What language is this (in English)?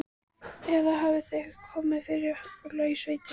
Icelandic